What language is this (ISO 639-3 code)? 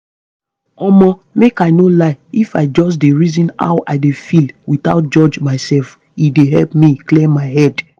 pcm